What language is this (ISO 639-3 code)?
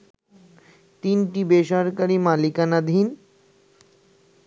ben